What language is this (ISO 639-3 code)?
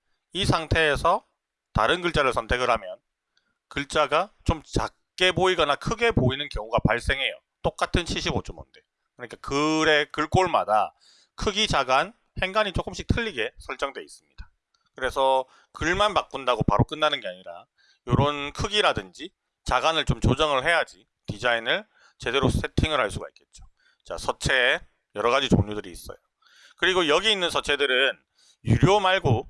kor